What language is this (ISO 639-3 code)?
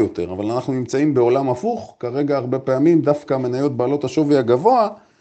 heb